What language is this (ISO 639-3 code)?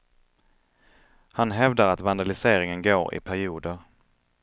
swe